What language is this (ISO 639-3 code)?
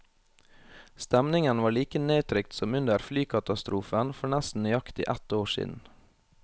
nor